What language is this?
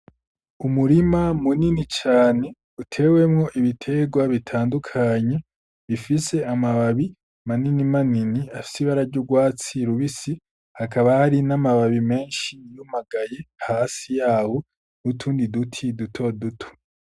Rundi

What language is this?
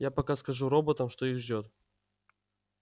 Russian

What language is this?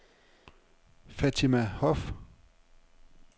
Danish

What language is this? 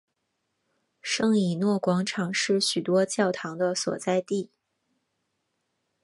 Chinese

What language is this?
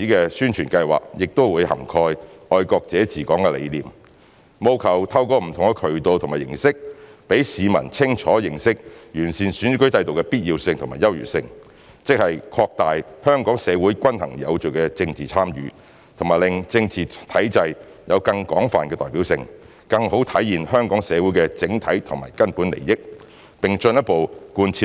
Cantonese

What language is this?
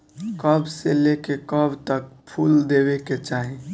Bhojpuri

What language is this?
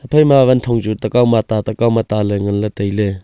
Wancho Naga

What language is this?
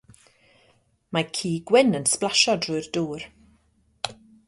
Welsh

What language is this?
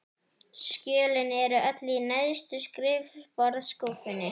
Icelandic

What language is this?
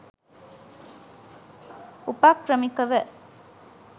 Sinhala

